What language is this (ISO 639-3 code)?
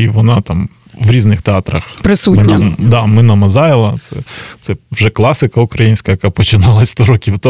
ukr